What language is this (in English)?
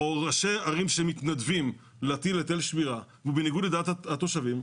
Hebrew